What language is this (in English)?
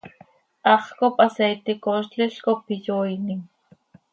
Seri